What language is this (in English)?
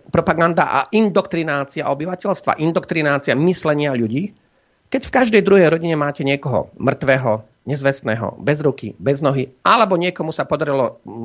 Slovak